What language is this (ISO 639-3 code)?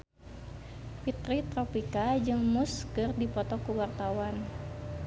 sun